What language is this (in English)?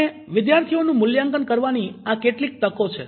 Gujarati